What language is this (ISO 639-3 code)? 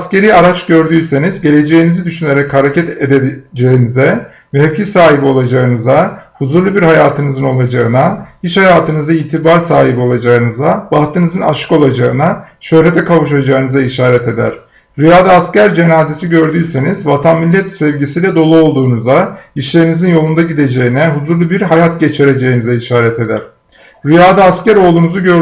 tur